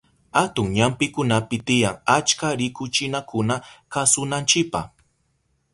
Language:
Southern Pastaza Quechua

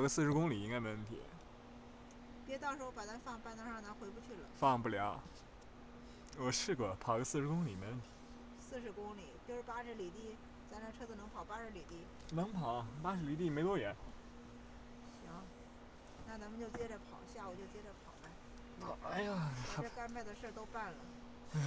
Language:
Chinese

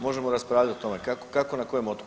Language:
Croatian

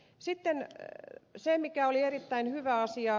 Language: Finnish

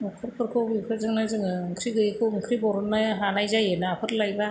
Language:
Bodo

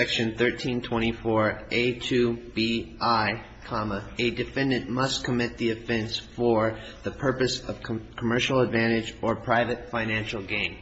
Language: English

